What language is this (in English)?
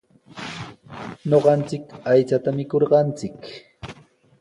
Sihuas Ancash Quechua